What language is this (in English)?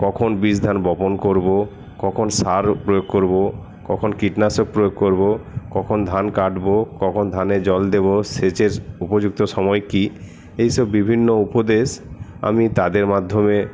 Bangla